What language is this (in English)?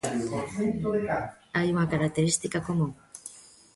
Galician